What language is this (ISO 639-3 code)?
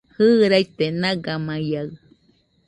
hux